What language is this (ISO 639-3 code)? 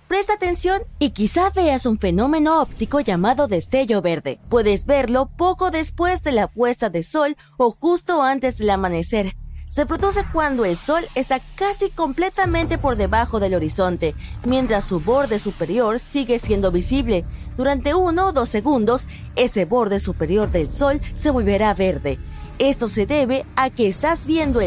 spa